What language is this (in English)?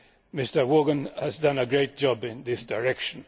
English